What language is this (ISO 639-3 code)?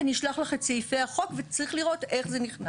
heb